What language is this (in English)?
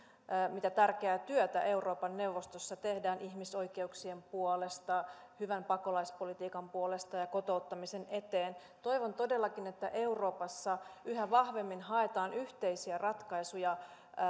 Finnish